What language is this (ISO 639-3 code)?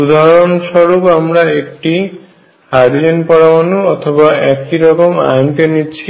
ben